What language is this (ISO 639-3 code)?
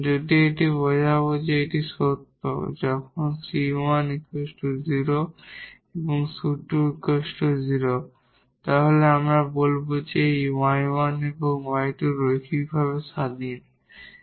ben